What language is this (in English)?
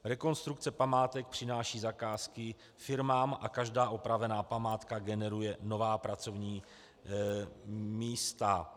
Czech